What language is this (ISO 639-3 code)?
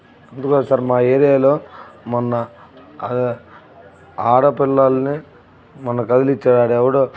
tel